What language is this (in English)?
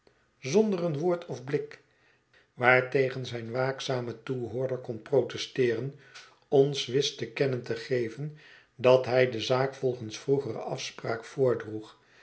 Dutch